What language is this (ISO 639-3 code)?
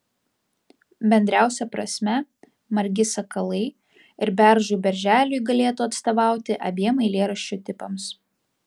lit